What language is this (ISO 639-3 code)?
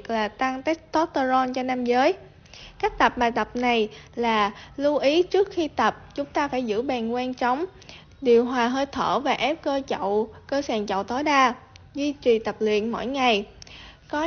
vie